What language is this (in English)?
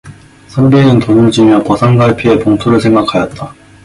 Korean